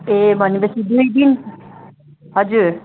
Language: Nepali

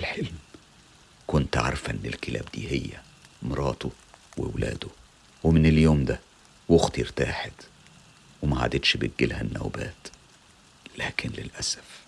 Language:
Arabic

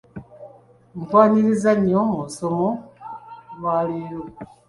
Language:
Ganda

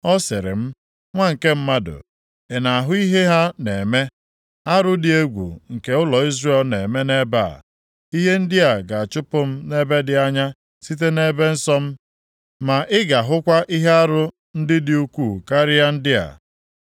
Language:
Igbo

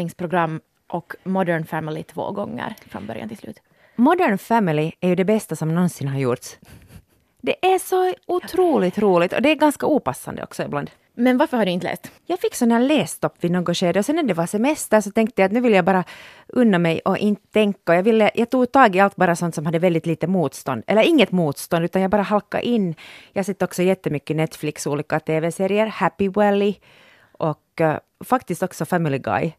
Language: Swedish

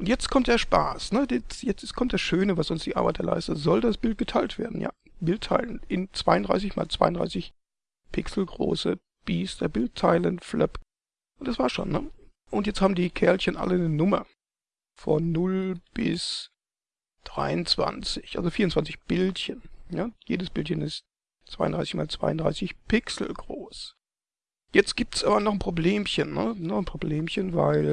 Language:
German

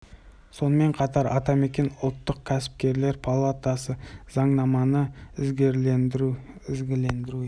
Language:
Kazakh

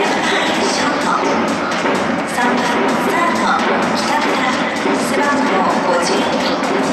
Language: Japanese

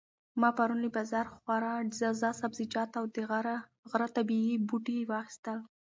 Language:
Pashto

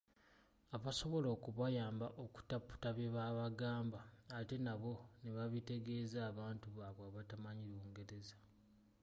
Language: Ganda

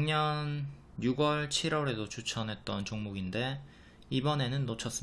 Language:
Korean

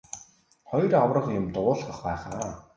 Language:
Mongolian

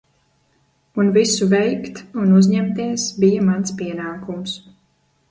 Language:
Latvian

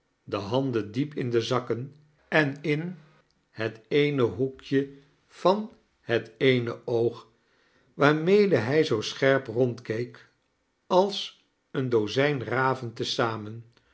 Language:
Dutch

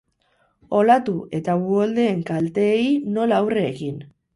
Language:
Basque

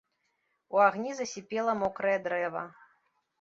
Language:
Belarusian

